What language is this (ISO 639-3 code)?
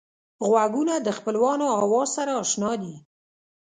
pus